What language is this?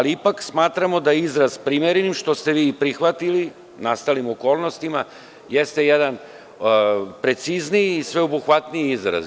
Serbian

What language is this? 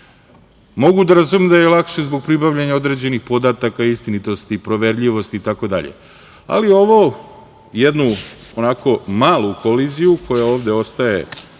Serbian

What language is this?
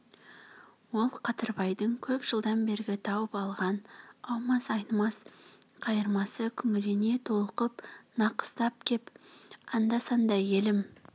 Kazakh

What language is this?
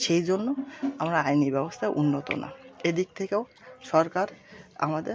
Bangla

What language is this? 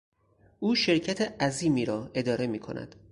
Persian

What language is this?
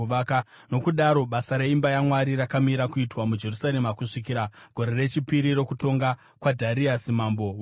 Shona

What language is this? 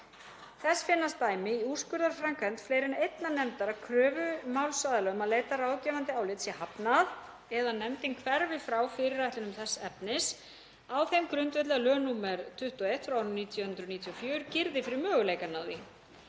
Icelandic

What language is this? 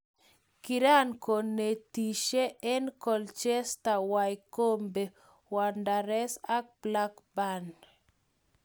Kalenjin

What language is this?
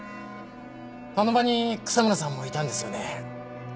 Japanese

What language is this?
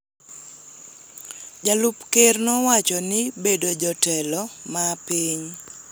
Luo (Kenya and Tanzania)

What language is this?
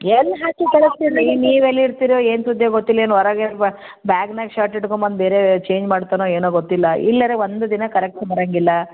Kannada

